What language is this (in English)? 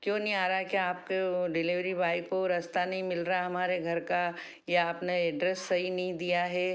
Hindi